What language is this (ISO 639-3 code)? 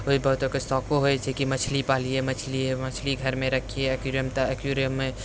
mai